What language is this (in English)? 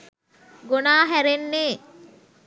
Sinhala